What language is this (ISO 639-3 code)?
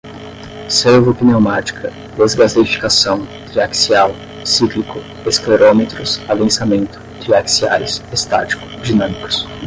por